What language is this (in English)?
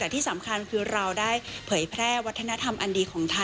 Thai